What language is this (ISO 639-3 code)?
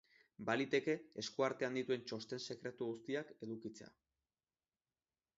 eus